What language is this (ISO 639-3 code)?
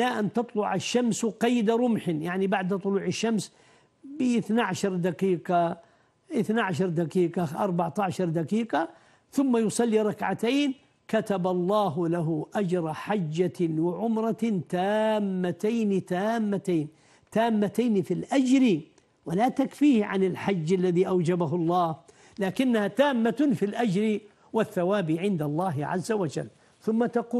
ara